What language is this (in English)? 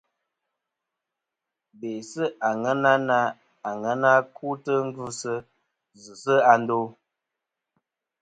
Kom